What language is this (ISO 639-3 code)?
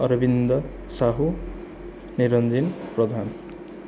ori